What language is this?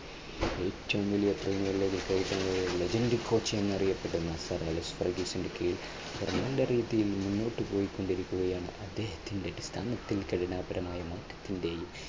Malayalam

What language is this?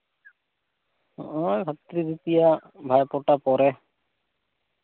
Santali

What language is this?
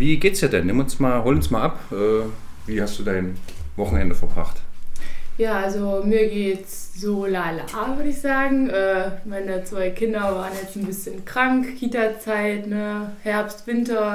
German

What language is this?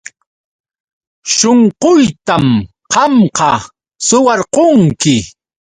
Yauyos Quechua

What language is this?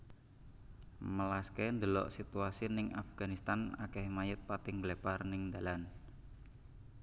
Javanese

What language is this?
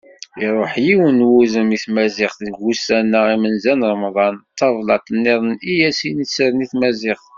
Kabyle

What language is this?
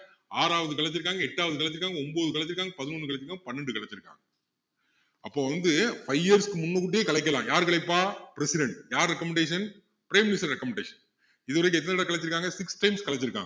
Tamil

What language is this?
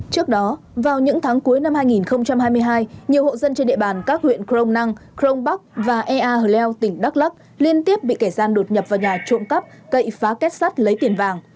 Vietnamese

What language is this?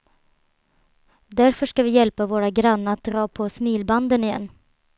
Swedish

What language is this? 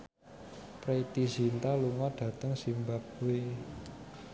Javanese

